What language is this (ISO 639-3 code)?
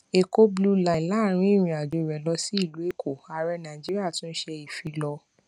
yor